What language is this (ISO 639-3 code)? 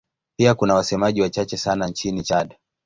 swa